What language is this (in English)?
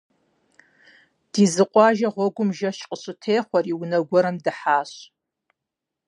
Kabardian